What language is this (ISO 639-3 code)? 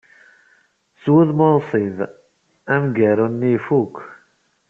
kab